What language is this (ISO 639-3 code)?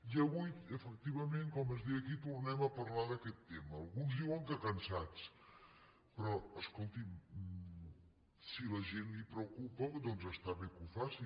cat